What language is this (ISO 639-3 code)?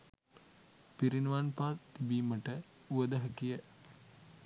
sin